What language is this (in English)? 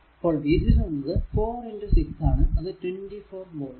Malayalam